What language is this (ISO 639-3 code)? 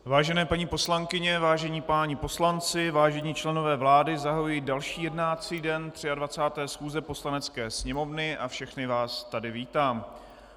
ces